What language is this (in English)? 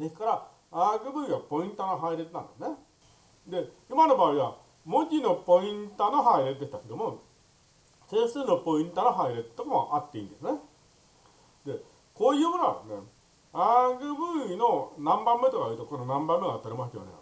Japanese